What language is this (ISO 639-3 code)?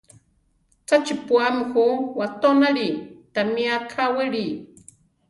tar